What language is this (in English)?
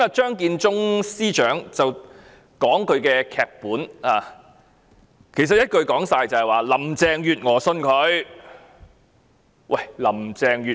Cantonese